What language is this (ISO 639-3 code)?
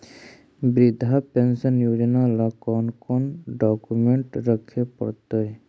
mag